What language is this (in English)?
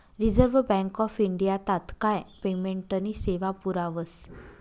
Marathi